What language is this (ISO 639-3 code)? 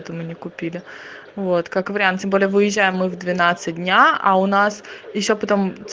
rus